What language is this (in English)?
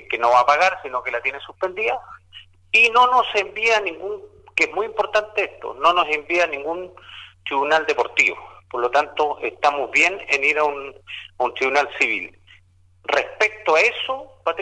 Spanish